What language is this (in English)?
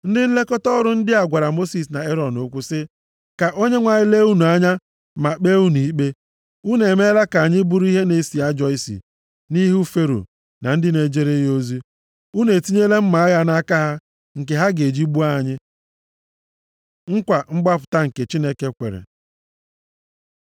Igbo